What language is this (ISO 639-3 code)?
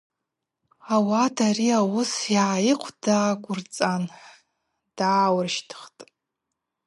abq